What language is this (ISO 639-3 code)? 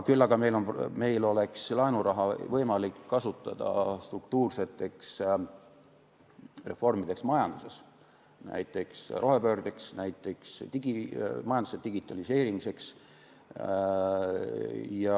est